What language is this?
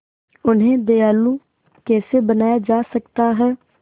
Hindi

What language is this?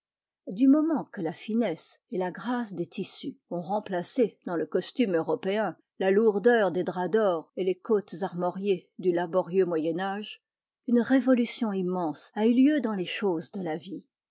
French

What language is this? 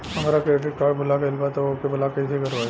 Bhojpuri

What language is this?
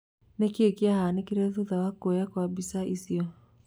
Kikuyu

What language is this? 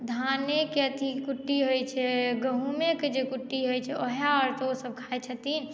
Maithili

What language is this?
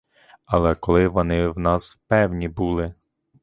Ukrainian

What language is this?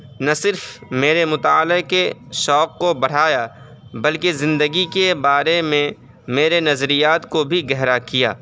Urdu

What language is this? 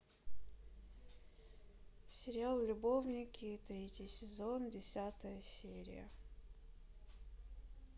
Russian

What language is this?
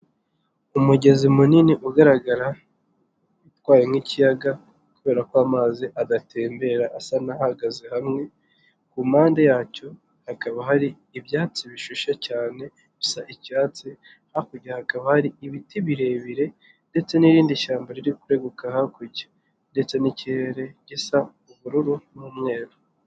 Kinyarwanda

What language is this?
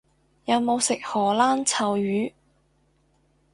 Cantonese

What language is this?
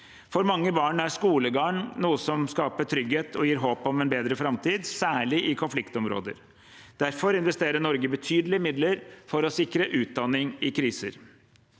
Norwegian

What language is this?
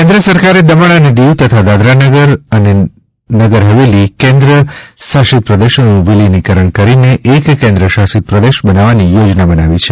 Gujarati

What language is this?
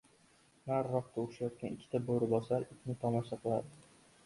Uzbek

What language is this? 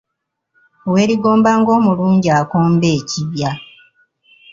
Ganda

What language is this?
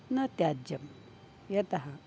Sanskrit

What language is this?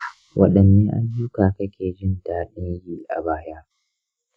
Hausa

